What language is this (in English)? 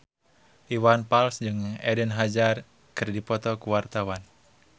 Sundanese